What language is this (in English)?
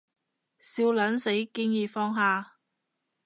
Cantonese